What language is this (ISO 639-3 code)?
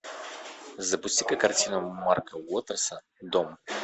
rus